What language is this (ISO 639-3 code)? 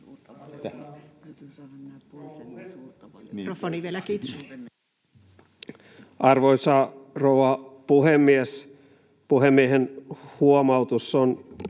fin